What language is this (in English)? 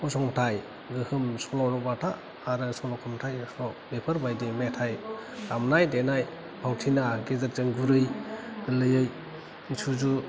Bodo